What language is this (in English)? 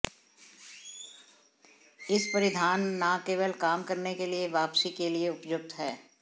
Hindi